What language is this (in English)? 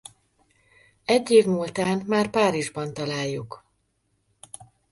Hungarian